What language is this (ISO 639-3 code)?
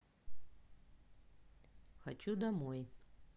rus